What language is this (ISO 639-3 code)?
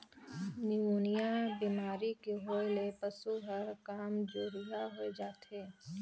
hne